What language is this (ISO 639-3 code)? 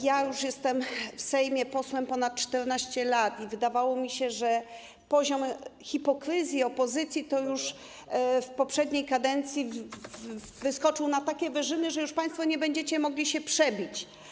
pol